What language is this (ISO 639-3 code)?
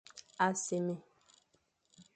fan